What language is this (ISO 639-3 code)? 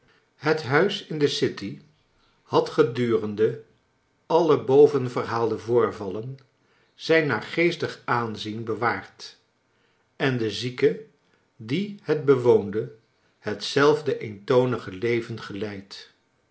nld